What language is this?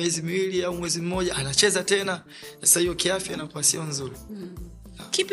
Swahili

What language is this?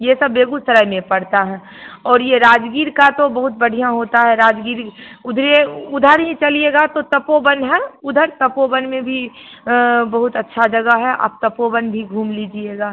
Hindi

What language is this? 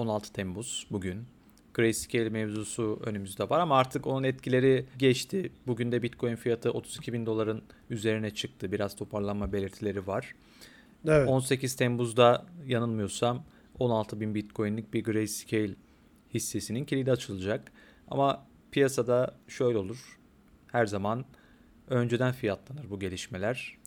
Turkish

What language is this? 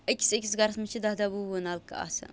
Kashmiri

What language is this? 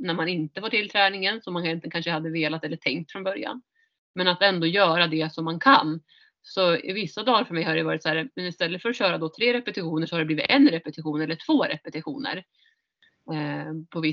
Swedish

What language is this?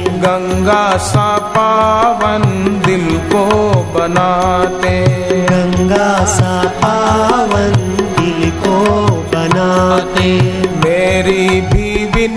Hindi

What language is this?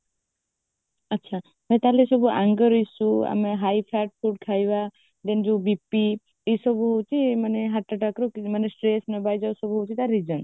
Odia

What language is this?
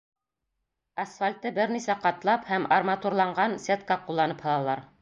Bashkir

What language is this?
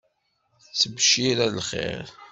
Kabyle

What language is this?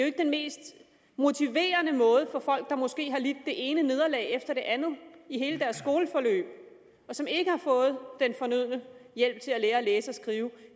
Danish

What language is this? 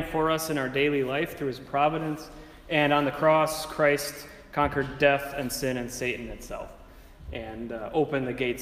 English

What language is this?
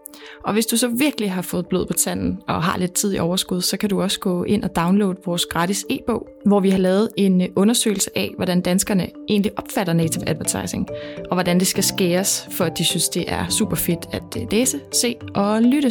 Danish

